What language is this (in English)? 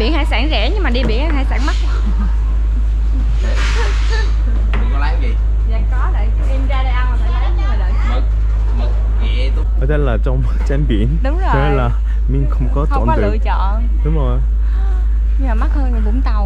Vietnamese